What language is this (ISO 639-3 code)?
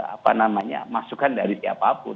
ind